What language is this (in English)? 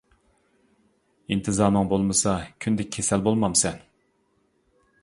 Uyghur